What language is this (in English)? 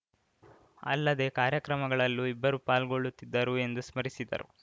Kannada